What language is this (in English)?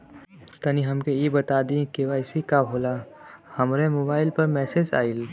Bhojpuri